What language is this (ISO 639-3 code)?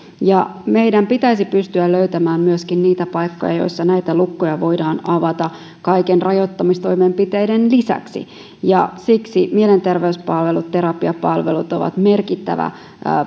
fin